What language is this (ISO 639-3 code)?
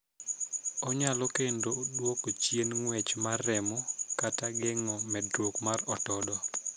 luo